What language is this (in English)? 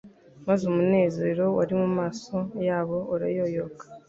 Kinyarwanda